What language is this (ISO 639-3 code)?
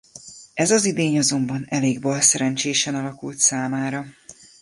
hun